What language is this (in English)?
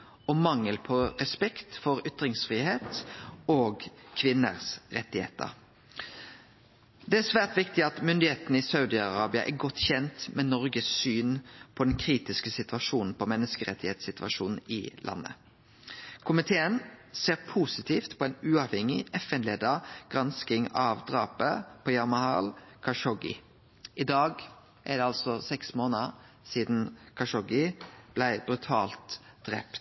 Norwegian Nynorsk